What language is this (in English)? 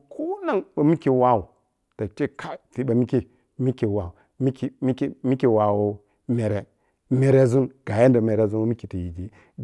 Piya-Kwonci